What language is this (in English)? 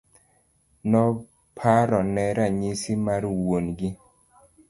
Luo (Kenya and Tanzania)